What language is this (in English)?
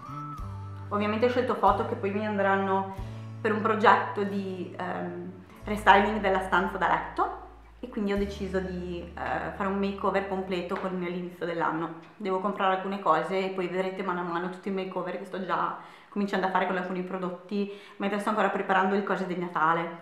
Italian